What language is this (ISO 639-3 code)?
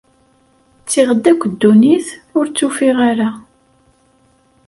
kab